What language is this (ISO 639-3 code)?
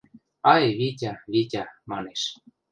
mrj